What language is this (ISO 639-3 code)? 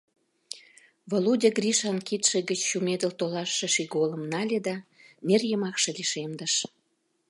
chm